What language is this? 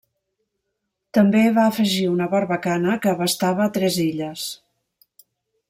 Catalan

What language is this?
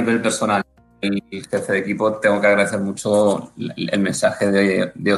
Spanish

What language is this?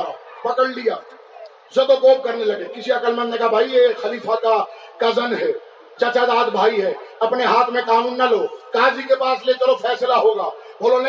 Urdu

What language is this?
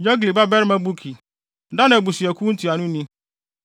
Akan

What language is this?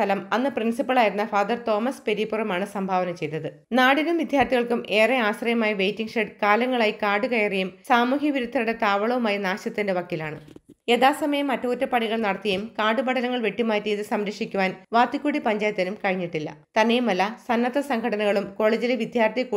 Malayalam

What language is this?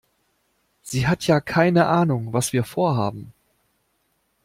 German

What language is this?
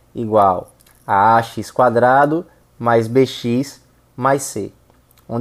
Portuguese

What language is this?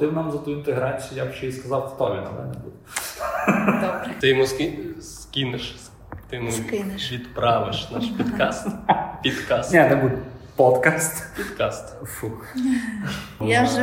Ukrainian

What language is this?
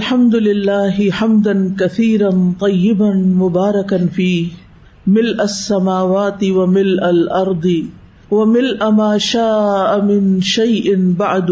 Urdu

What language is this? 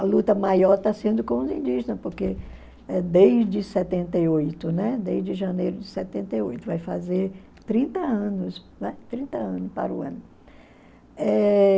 Portuguese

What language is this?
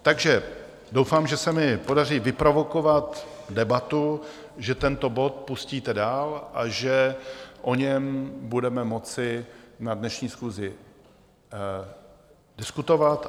Czech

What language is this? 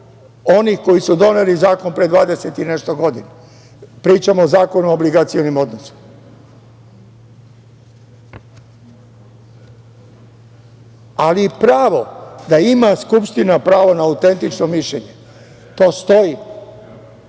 Serbian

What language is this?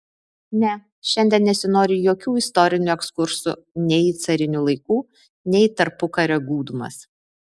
Lithuanian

